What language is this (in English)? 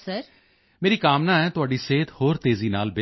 Punjabi